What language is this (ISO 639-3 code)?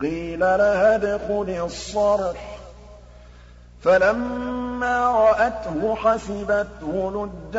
ara